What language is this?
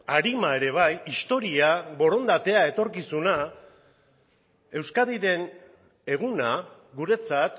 Basque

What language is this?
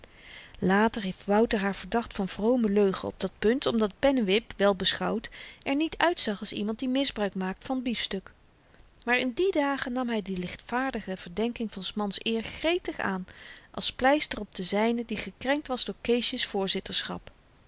Dutch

